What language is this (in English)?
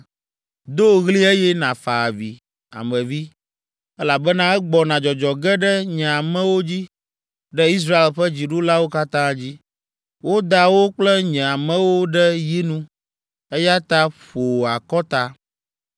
Ewe